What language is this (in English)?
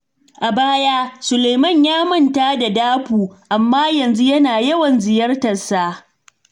Hausa